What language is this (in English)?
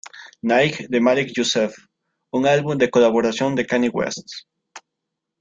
Spanish